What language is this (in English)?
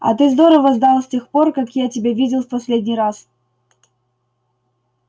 Russian